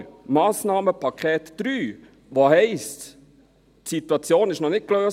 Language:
Swiss German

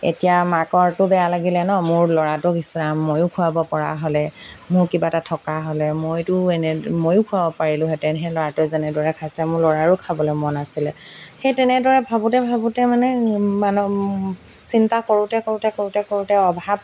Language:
Assamese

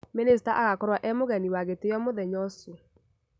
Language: Kikuyu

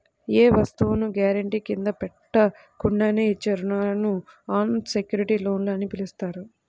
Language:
Telugu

